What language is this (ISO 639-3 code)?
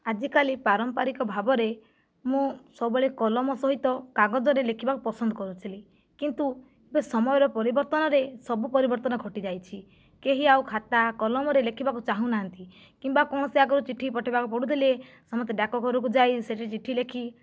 ori